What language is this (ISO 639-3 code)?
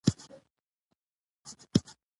pus